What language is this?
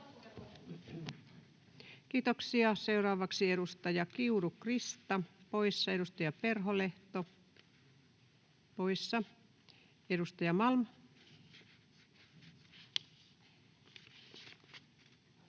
Finnish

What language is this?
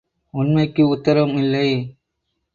Tamil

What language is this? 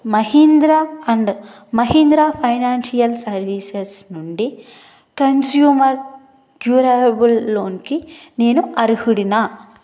Telugu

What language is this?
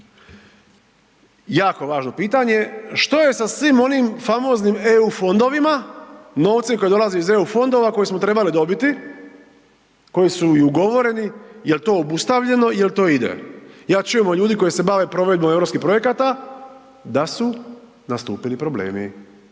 Croatian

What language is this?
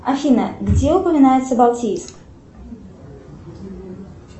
Russian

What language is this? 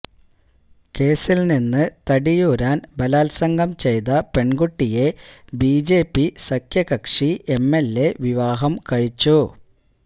Malayalam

